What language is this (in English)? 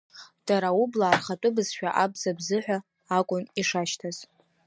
Abkhazian